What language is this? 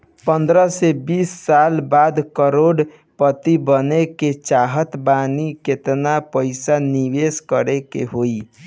Bhojpuri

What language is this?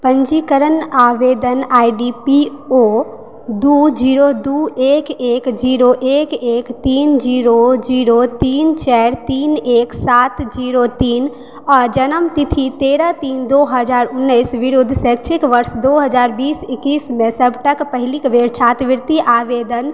Maithili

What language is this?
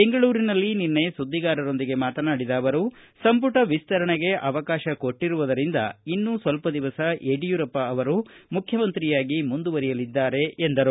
Kannada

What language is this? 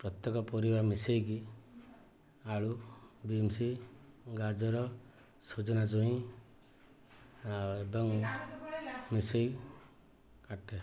Odia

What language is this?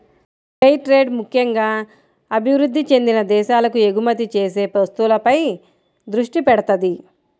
Telugu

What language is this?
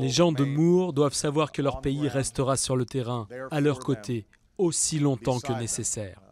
French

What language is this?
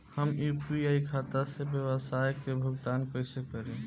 Bhojpuri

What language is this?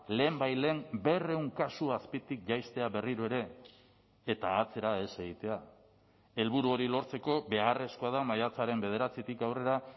Basque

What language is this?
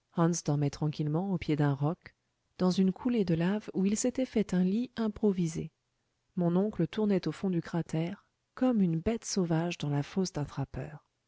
French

